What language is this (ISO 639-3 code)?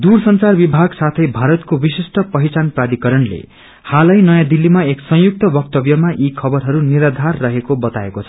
nep